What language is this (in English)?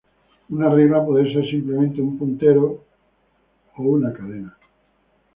Spanish